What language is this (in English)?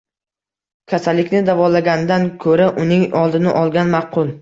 Uzbek